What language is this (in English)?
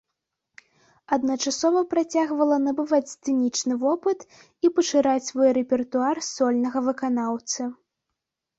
Belarusian